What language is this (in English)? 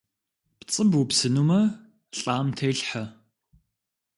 Kabardian